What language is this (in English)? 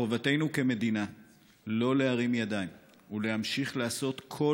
Hebrew